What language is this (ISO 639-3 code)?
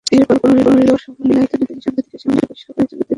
ben